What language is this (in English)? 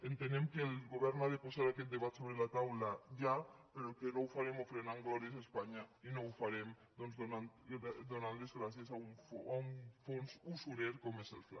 Catalan